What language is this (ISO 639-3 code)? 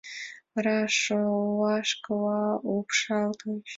chm